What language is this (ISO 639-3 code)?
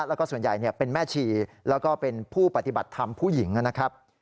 tha